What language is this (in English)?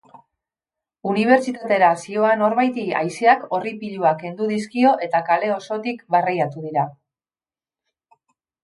Basque